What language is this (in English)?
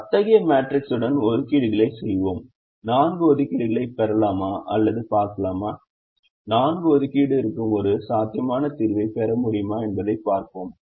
Tamil